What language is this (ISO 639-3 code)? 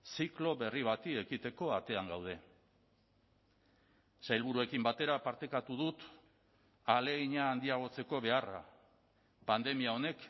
eus